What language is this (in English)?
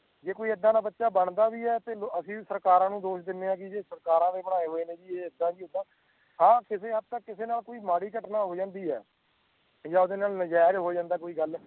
Punjabi